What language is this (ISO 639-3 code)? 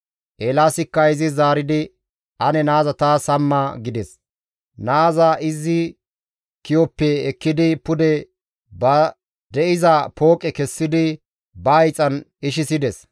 gmv